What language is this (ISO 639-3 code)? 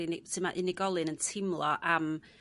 cym